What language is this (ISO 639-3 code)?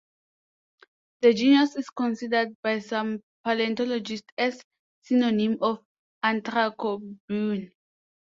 eng